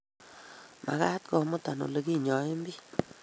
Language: Kalenjin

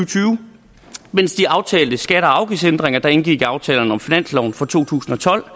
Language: Danish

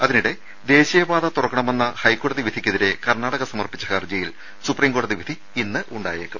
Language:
Malayalam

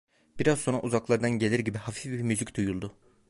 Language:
Turkish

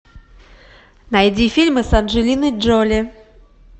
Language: Russian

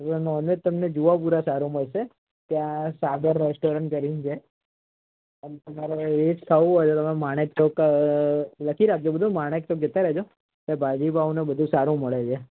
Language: Gujarati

